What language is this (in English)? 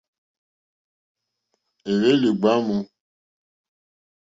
Mokpwe